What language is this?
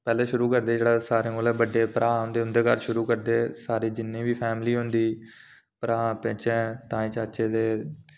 Dogri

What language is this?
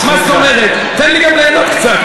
Hebrew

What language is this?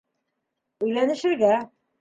Bashkir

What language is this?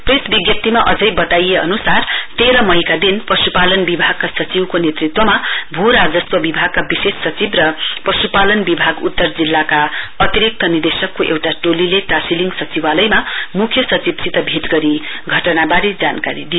Nepali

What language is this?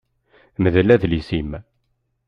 Kabyle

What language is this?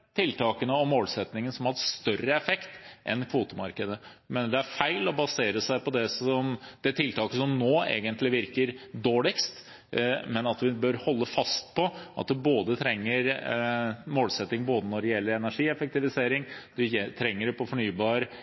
Norwegian Bokmål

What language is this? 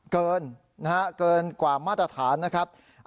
Thai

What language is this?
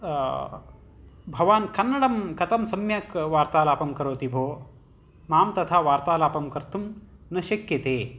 Sanskrit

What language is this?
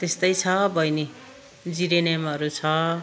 Nepali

